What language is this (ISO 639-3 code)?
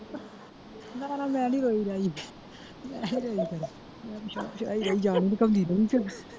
pan